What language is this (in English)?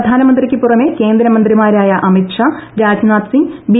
Malayalam